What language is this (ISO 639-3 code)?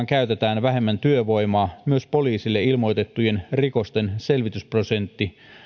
fin